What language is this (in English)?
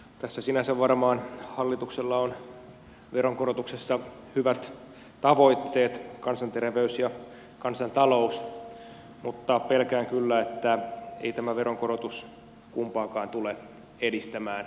Finnish